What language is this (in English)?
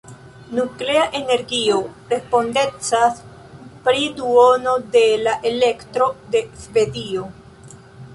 Esperanto